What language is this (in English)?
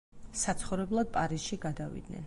Georgian